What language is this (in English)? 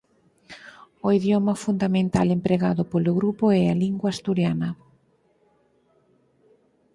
Galician